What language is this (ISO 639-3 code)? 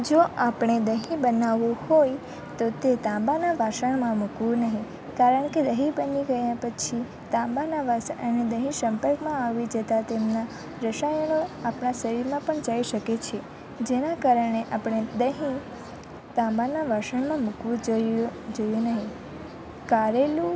guj